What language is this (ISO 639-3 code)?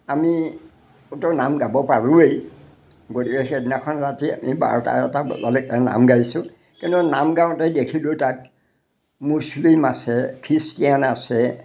asm